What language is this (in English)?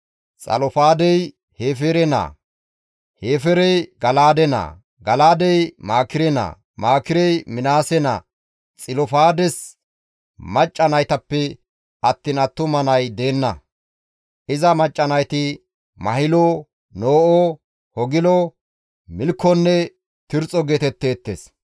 Gamo